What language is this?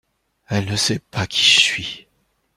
French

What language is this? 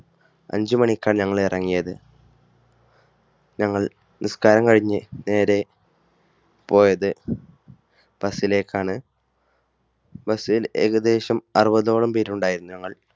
Malayalam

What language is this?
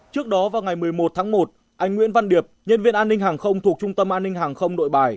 Vietnamese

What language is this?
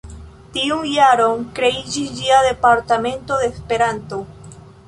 Esperanto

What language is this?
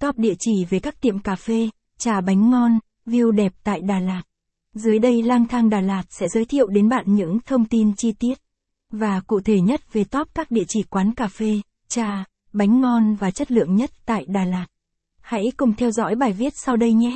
Vietnamese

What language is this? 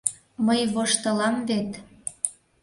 Mari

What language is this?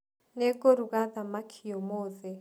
Kikuyu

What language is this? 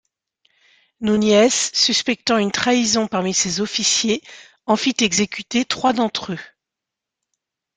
French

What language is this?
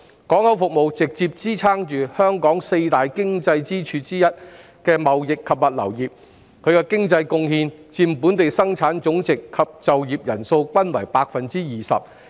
Cantonese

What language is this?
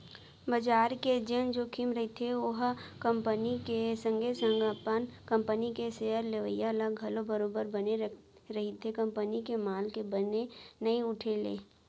Chhattisgarhi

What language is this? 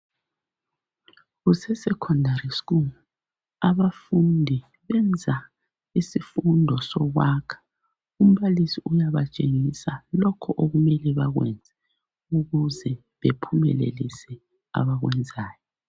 North Ndebele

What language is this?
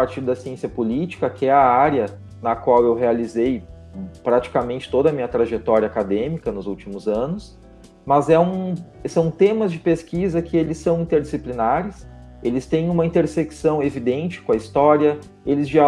Portuguese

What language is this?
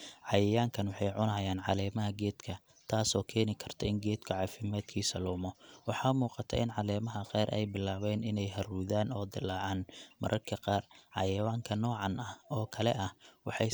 Somali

